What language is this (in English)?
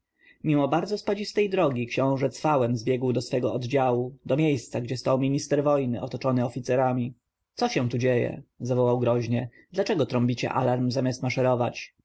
Polish